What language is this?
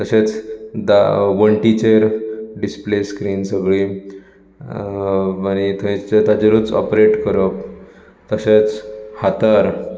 Konkani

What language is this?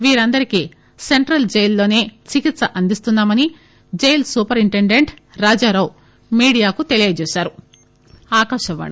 Telugu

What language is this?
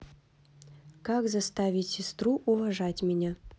Russian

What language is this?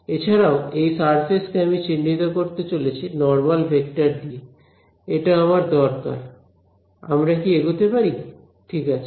Bangla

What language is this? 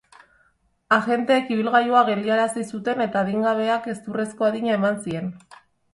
Basque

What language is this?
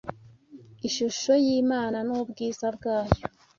Kinyarwanda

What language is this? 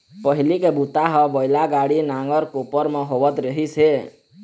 Chhattisgarhi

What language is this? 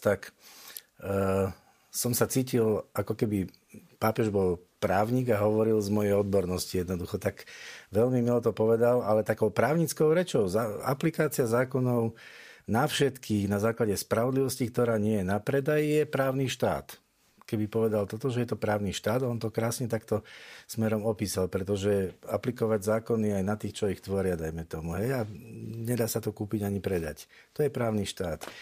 Slovak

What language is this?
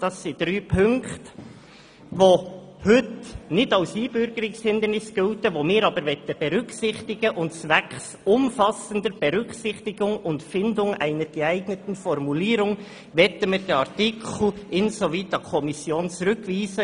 Swiss German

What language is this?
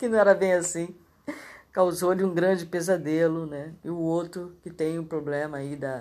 Portuguese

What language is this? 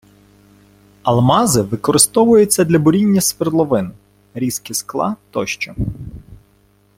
Ukrainian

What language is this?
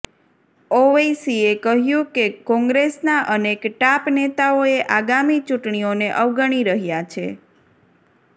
Gujarati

